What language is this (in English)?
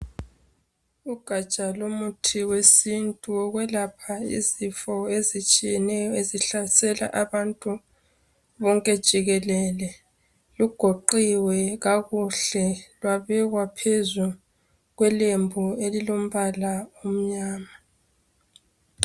North Ndebele